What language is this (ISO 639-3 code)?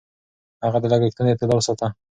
pus